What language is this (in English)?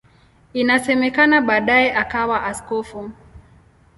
Swahili